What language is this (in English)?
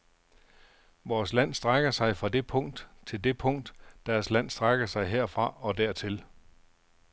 Danish